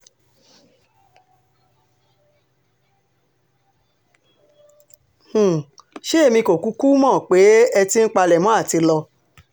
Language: Yoruba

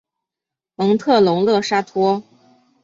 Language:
Chinese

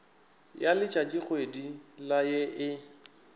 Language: Northern Sotho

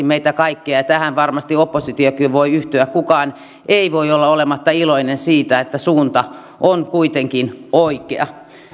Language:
Finnish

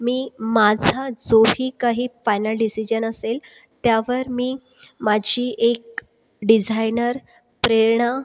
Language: Marathi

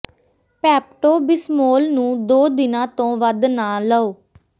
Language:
Punjabi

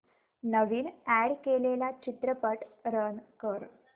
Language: Marathi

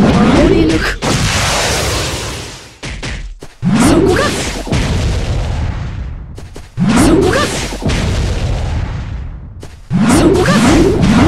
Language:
Japanese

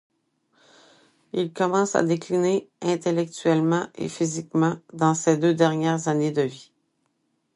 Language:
French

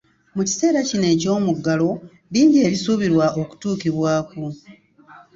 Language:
Ganda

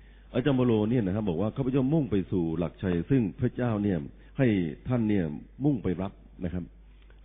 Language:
Thai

